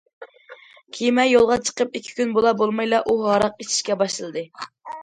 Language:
Uyghur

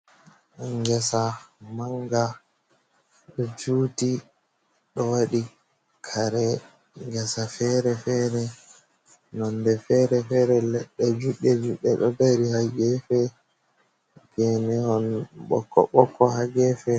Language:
Fula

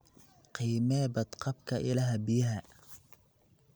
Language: Somali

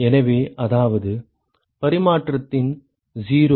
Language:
Tamil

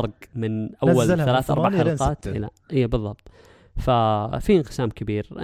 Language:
Arabic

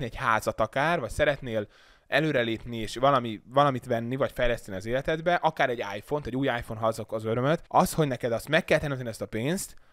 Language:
Hungarian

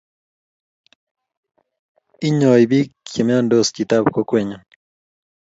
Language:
Kalenjin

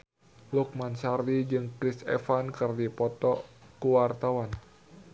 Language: Sundanese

